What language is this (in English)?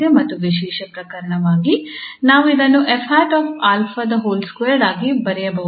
Kannada